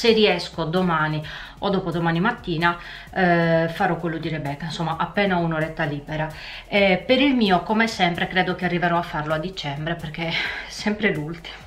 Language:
Italian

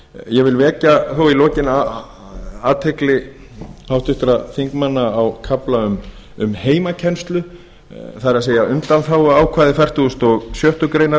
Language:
Icelandic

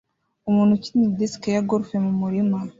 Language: Kinyarwanda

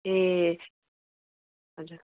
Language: Nepali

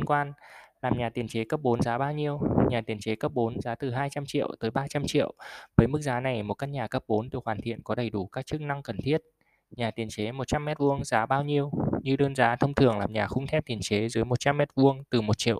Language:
Vietnamese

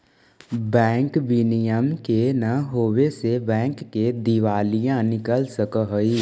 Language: Magahi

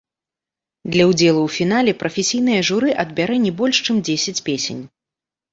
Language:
Belarusian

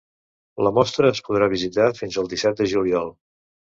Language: Catalan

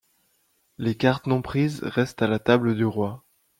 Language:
French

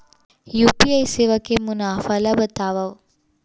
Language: Chhattisgarhi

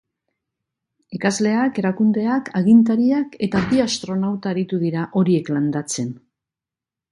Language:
Basque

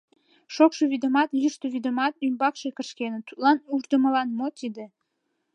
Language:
Mari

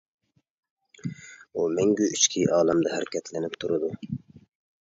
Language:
Uyghur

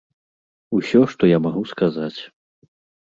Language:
Belarusian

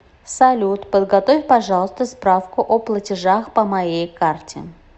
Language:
Russian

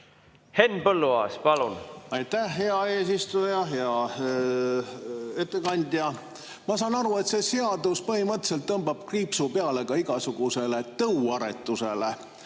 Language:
Estonian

